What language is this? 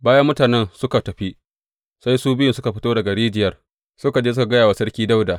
Hausa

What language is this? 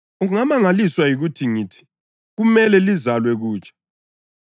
North Ndebele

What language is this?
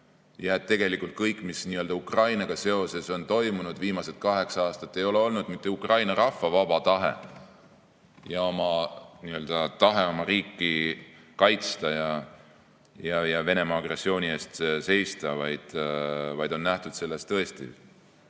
Estonian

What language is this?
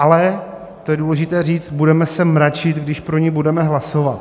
Czech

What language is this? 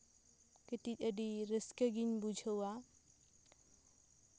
Santali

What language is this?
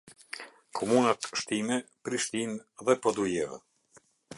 Albanian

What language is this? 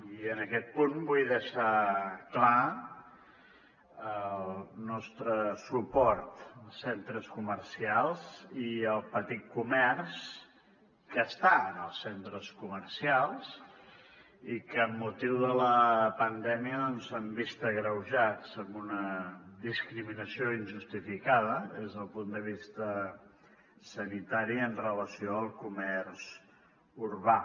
Catalan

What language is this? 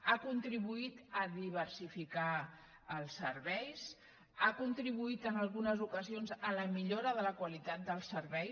Catalan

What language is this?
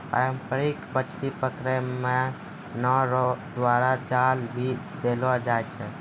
Maithili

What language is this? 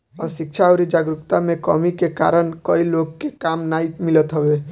Bhojpuri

